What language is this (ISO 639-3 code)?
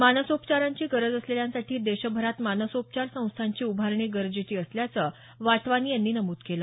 mar